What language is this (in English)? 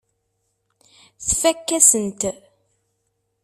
Kabyle